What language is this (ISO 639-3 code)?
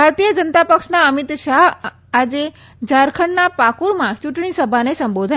guj